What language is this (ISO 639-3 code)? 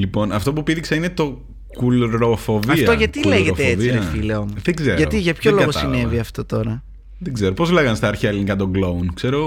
ell